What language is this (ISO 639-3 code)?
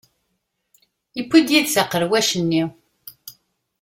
kab